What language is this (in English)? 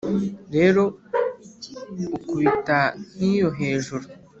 Kinyarwanda